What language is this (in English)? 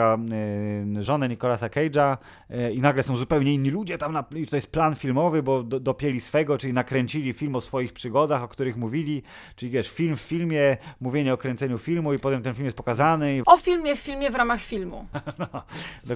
Polish